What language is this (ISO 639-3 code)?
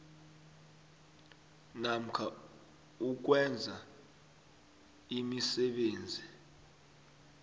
nbl